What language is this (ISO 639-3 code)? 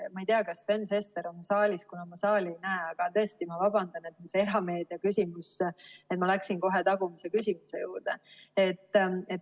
est